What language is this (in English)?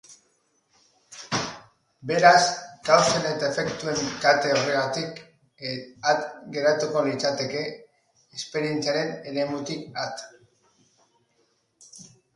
Basque